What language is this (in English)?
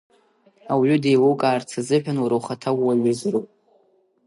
Abkhazian